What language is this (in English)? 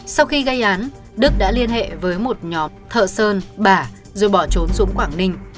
Vietnamese